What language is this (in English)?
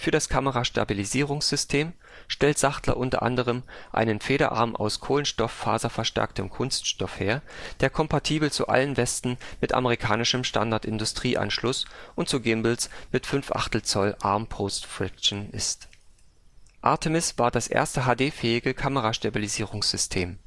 German